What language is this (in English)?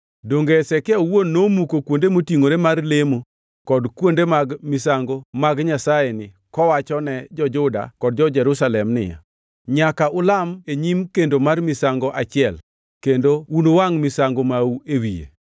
Luo (Kenya and Tanzania)